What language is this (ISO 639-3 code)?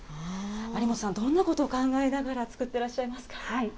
jpn